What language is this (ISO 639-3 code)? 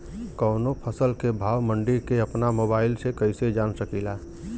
bho